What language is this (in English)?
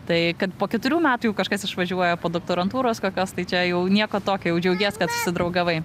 Lithuanian